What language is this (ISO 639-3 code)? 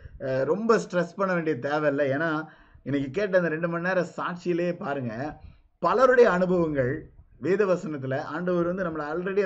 tam